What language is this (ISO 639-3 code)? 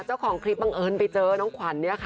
tha